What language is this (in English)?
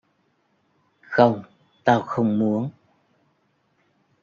Vietnamese